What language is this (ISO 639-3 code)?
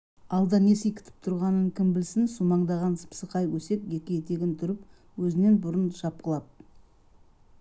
kaz